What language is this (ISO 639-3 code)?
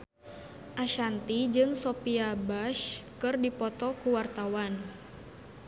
sun